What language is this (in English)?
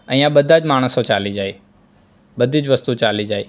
Gujarati